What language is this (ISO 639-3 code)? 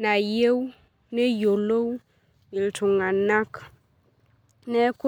mas